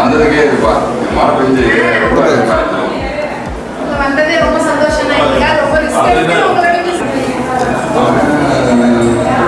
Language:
Tamil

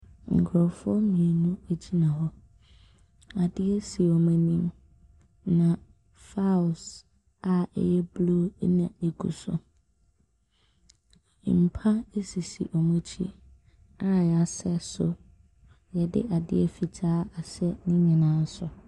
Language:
Akan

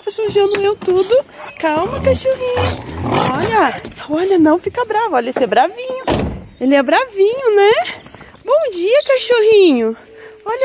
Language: Portuguese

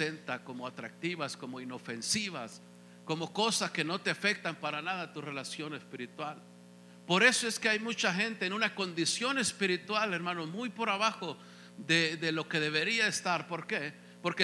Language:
Spanish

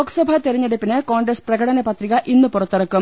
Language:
Malayalam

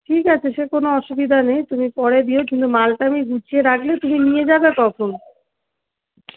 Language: Bangla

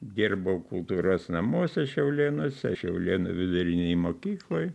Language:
Lithuanian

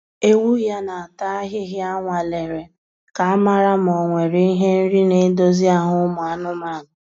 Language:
Igbo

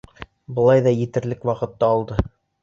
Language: Bashkir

